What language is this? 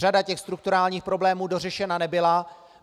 Czech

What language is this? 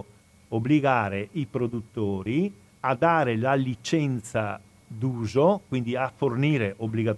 Italian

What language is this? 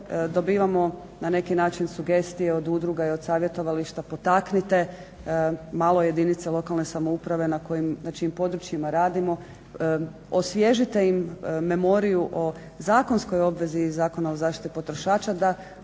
Croatian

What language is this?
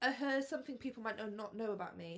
Welsh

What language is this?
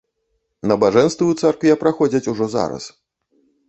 Belarusian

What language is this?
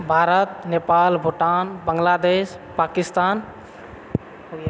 Maithili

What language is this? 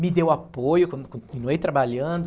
Portuguese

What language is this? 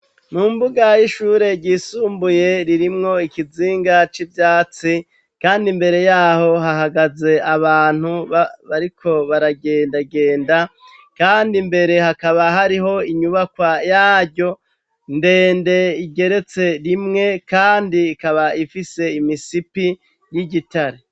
Rundi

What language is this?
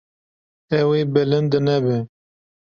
Kurdish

